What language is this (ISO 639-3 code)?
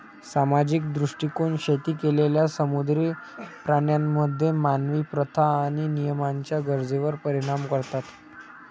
mar